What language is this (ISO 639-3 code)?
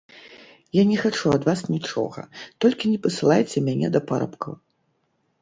bel